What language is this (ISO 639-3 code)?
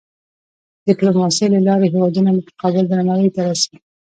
pus